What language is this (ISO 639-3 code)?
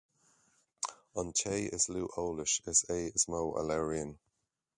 gle